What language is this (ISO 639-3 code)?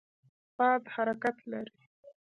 pus